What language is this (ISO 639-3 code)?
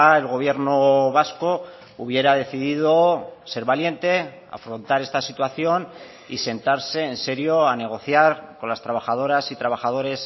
spa